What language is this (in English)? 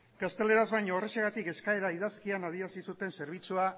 Basque